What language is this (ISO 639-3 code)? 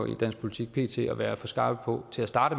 dan